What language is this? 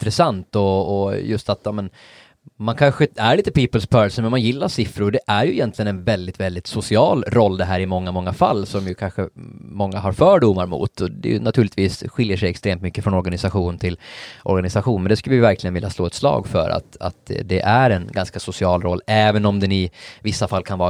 Swedish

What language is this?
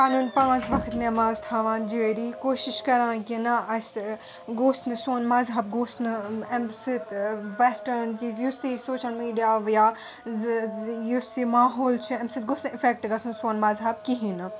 Kashmiri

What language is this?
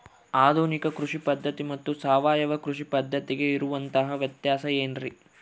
Kannada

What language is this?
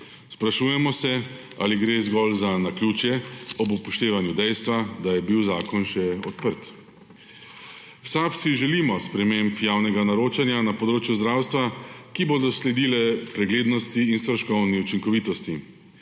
Slovenian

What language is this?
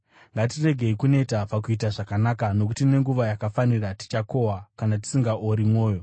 Shona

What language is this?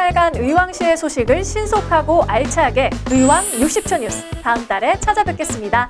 Korean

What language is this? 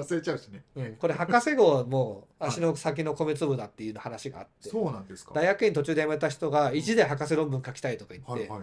Japanese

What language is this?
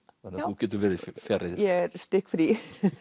Icelandic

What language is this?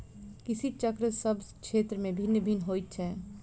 Maithili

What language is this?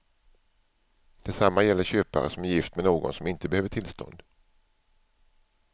Swedish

